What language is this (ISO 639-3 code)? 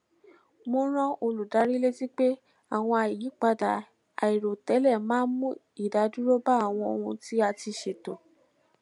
yor